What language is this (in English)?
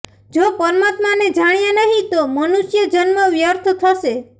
Gujarati